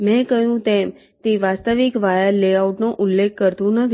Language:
Gujarati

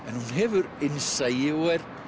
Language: Icelandic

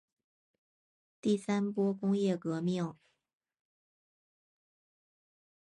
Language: Chinese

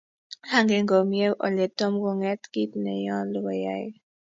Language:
Kalenjin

